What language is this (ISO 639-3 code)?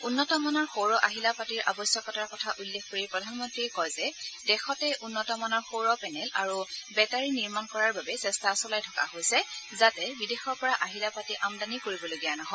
asm